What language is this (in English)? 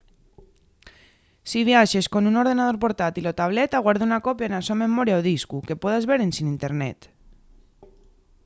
Asturian